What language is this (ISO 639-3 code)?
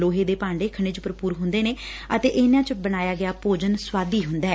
pan